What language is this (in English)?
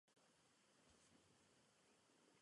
Czech